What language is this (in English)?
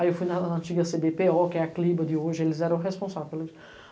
Portuguese